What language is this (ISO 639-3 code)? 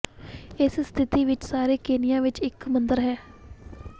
pan